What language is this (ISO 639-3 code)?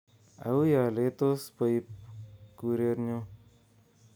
kln